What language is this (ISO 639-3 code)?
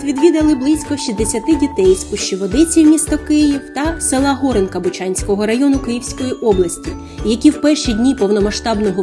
ukr